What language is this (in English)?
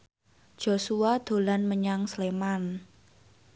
Javanese